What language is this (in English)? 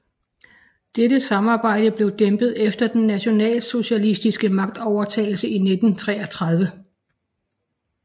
Danish